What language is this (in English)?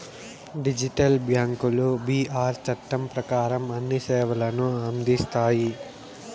Telugu